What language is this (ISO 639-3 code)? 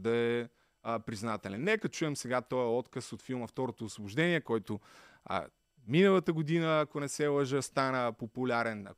bul